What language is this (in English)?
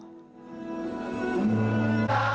Indonesian